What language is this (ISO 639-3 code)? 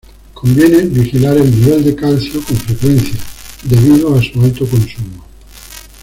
spa